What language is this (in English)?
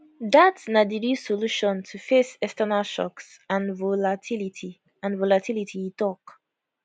Nigerian Pidgin